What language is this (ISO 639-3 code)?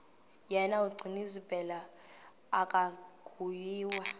xho